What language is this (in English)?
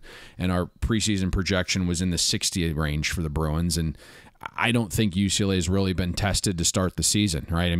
English